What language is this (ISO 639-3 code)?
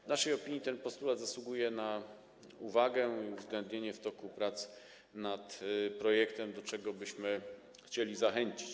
pol